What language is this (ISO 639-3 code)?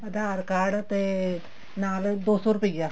pan